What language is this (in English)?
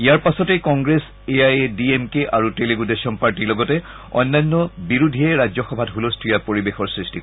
Assamese